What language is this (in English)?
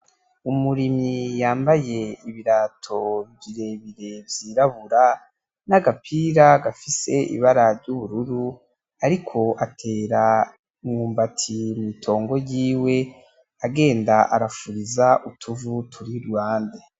Rundi